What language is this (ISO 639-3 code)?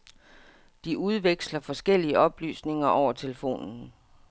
dan